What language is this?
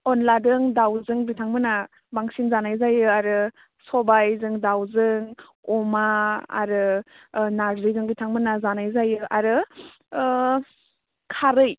Bodo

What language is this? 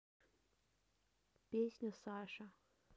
Russian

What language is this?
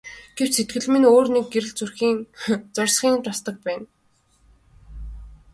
Mongolian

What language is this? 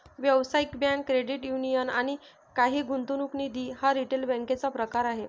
Marathi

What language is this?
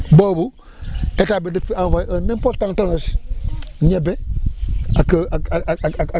Wolof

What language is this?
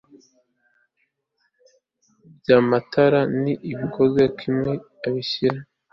Kinyarwanda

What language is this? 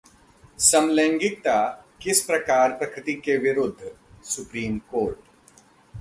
Hindi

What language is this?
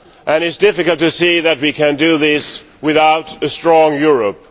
English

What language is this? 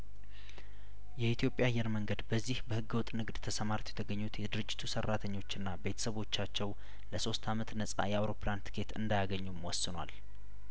Amharic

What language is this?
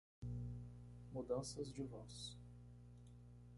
Portuguese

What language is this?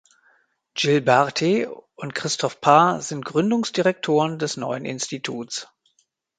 German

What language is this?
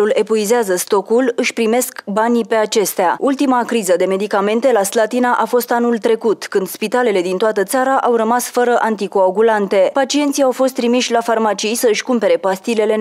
Romanian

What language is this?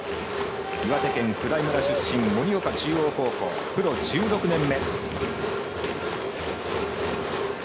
Japanese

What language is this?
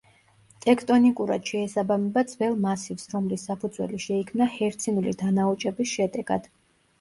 Georgian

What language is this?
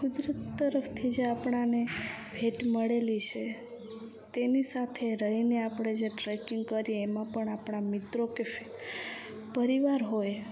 Gujarati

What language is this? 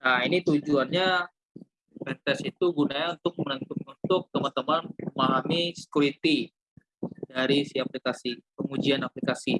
Indonesian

